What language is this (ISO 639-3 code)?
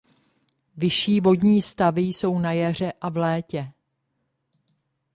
ces